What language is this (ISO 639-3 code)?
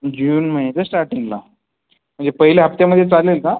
mar